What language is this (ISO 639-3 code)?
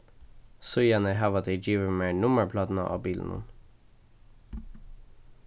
fao